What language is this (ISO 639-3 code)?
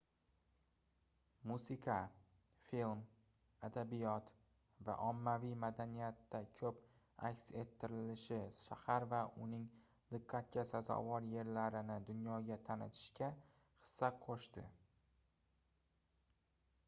uzb